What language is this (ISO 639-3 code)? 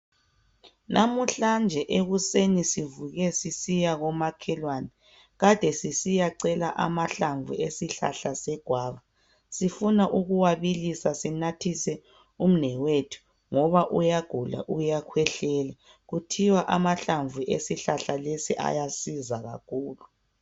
nde